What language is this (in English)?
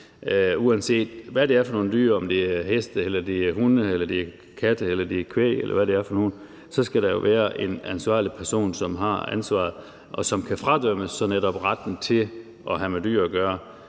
Danish